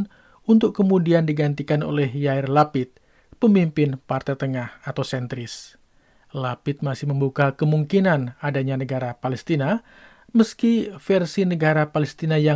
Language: Indonesian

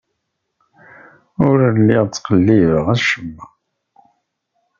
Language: Kabyle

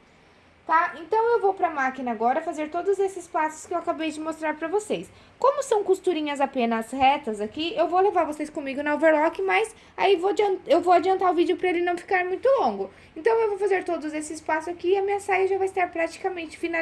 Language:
Portuguese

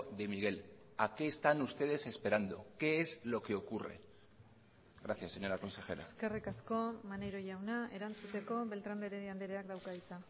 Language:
Spanish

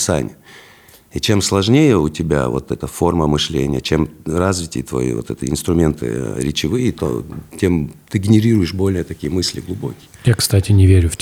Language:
Russian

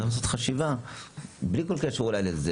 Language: Hebrew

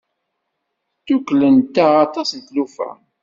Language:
Kabyle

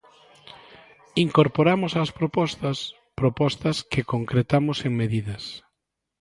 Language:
Galician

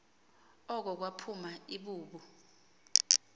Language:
Xhosa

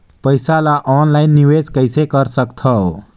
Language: Chhattisgarhi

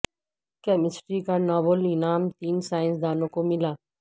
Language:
Urdu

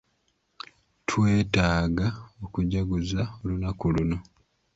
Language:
Ganda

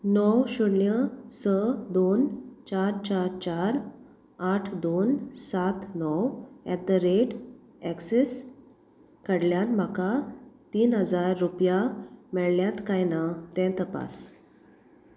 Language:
Konkani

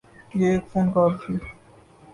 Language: Urdu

